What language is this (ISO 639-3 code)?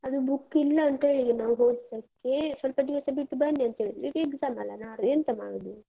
kan